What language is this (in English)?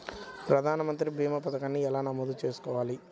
Telugu